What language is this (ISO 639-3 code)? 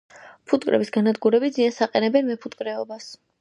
kat